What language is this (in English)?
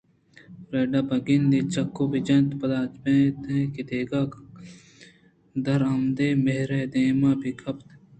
Eastern Balochi